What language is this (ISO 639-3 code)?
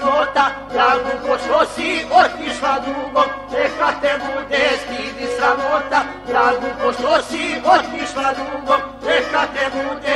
ron